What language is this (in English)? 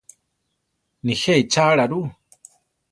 Central Tarahumara